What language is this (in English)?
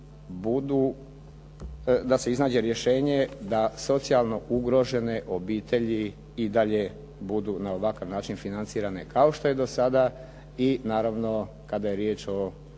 Croatian